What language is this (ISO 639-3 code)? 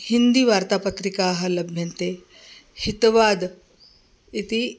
san